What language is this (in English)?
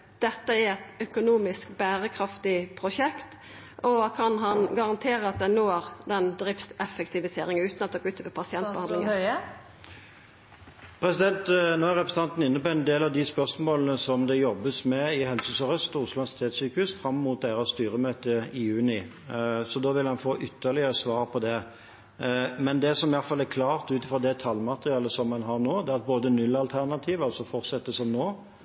Norwegian